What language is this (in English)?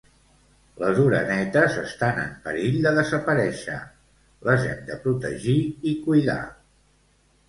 Catalan